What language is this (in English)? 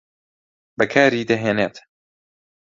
Central Kurdish